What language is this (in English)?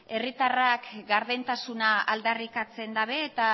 Basque